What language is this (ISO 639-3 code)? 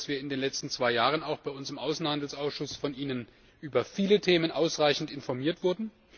deu